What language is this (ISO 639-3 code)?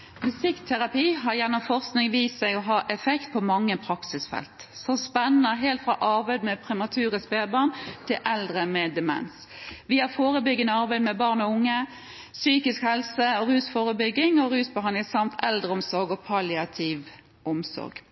nor